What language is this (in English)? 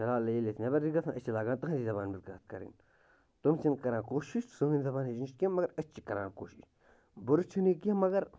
Kashmiri